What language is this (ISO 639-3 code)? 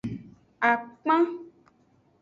ajg